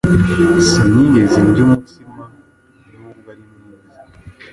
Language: Kinyarwanda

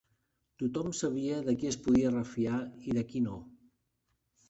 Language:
Catalan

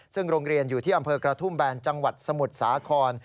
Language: Thai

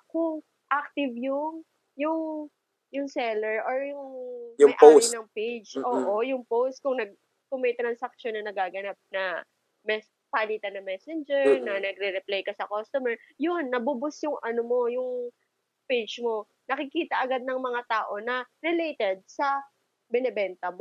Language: Filipino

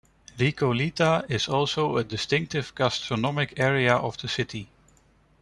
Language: English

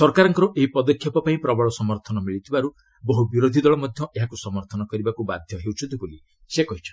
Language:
Odia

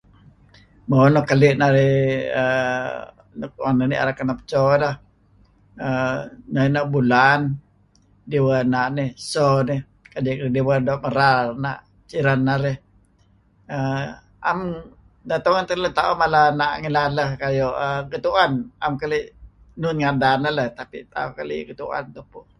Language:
Kelabit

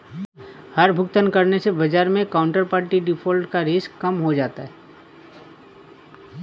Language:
Hindi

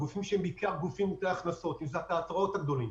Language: Hebrew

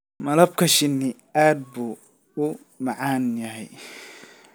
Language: Somali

